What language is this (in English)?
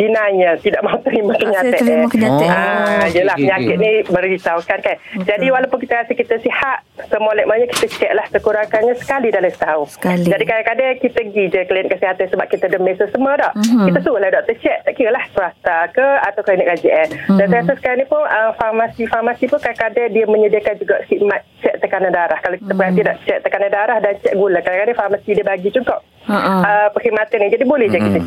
Malay